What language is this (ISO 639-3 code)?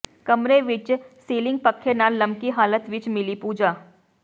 pan